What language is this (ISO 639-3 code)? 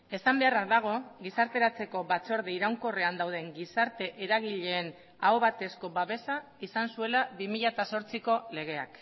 eus